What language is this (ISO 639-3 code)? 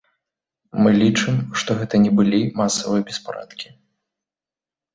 bel